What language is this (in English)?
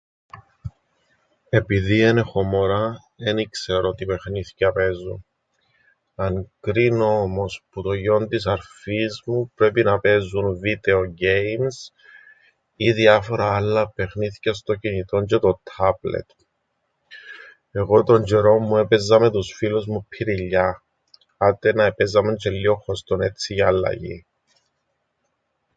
Greek